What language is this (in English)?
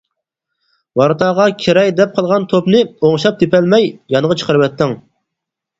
Uyghur